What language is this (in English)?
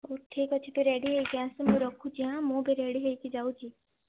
Odia